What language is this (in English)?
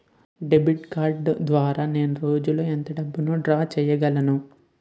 Telugu